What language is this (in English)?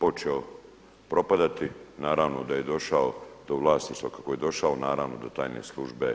Croatian